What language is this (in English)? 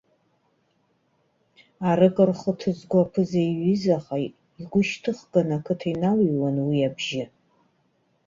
Abkhazian